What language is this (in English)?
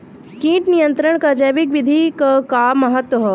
Bhojpuri